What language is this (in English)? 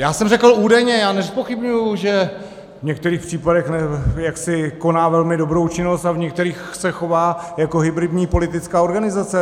Czech